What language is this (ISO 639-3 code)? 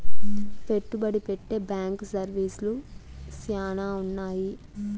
tel